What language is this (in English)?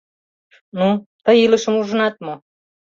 Mari